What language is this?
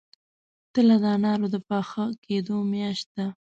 Pashto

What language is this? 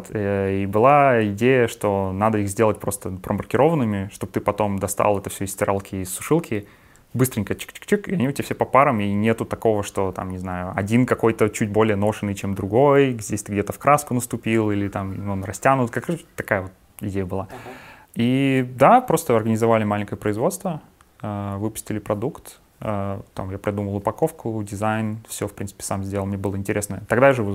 Russian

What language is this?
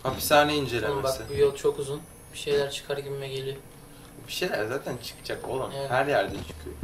Turkish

